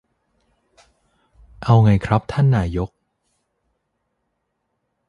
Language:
Thai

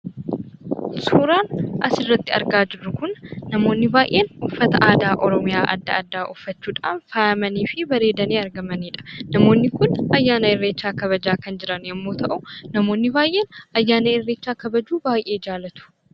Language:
Oromo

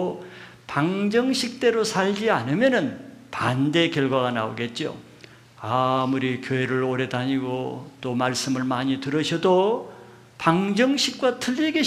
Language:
Korean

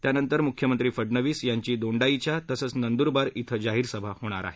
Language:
Marathi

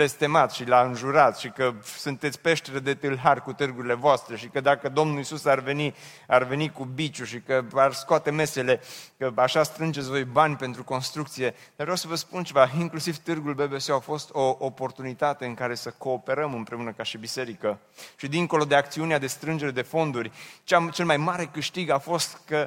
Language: Romanian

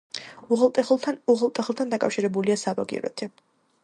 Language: Georgian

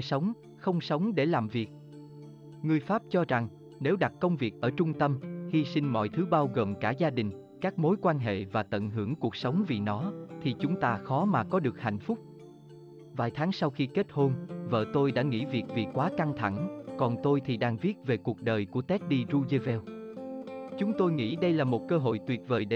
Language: Vietnamese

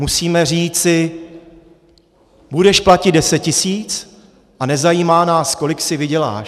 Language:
Czech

